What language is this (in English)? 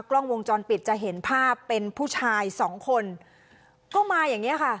Thai